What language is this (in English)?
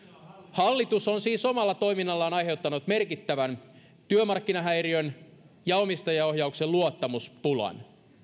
Finnish